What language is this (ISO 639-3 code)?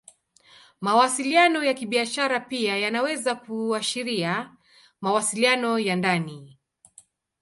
swa